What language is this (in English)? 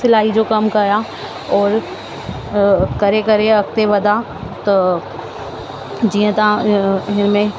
Sindhi